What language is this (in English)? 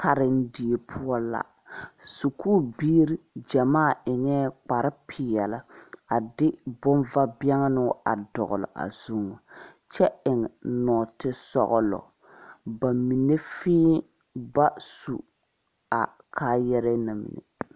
Southern Dagaare